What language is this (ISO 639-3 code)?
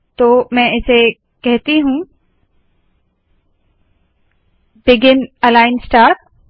hin